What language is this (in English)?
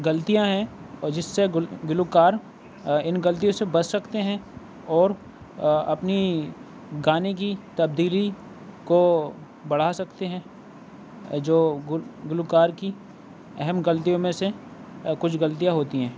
Urdu